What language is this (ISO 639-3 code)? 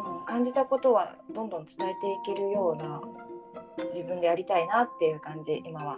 jpn